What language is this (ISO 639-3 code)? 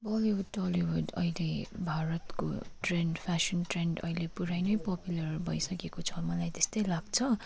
nep